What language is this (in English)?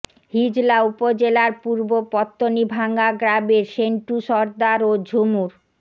Bangla